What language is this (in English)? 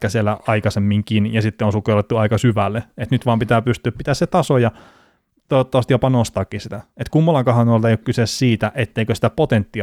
Finnish